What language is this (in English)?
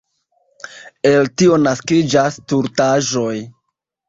Esperanto